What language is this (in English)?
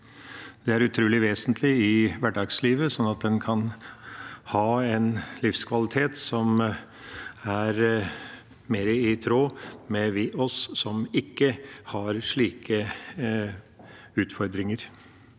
Norwegian